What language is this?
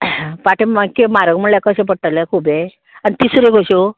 Konkani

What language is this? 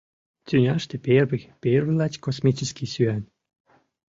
Mari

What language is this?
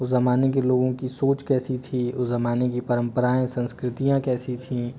Hindi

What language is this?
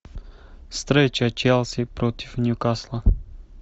Russian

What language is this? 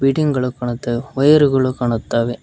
Kannada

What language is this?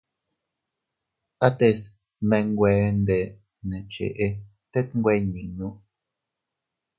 Teutila Cuicatec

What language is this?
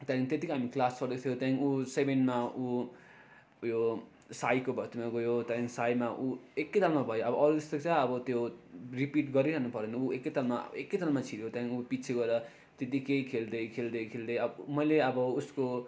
Nepali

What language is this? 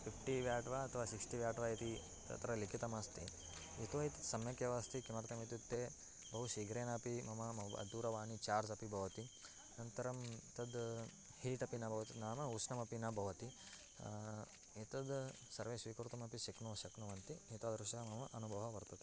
Sanskrit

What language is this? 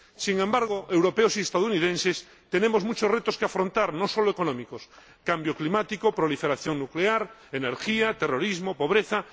Spanish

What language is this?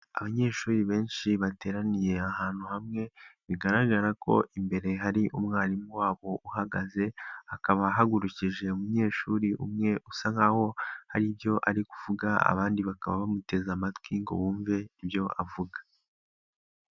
Kinyarwanda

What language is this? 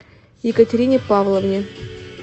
Russian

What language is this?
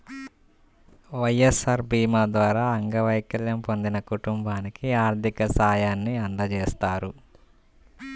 Telugu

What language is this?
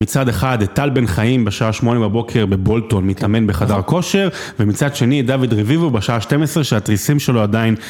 Hebrew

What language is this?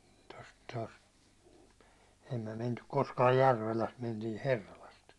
Finnish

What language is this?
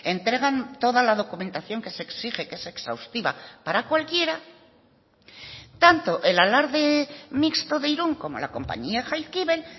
Spanish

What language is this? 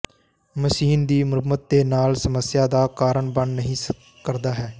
Punjabi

